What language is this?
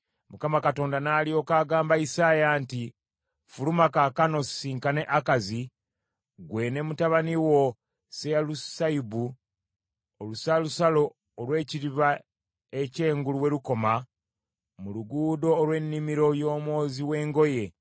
Ganda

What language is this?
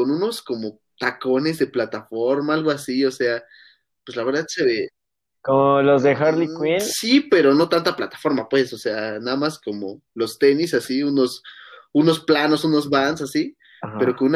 Spanish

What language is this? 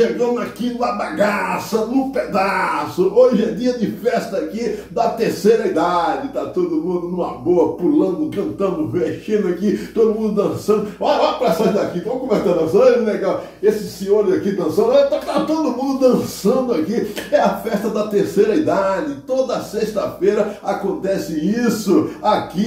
Portuguese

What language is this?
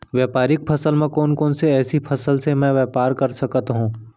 Chhattisgarhi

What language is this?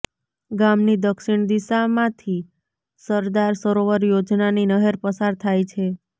Gujarati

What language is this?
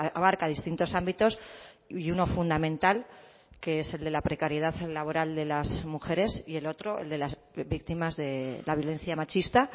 Spanish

